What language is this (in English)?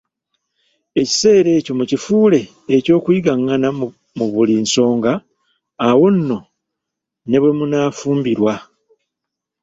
Ganda